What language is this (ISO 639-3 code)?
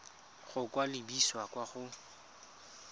tsn